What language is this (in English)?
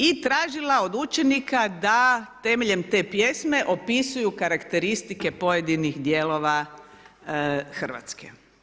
Croatian